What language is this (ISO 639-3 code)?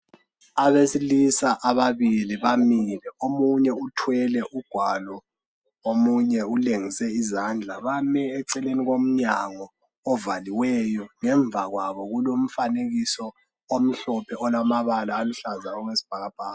nde